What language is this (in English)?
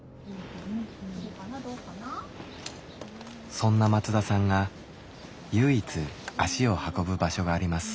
Japanese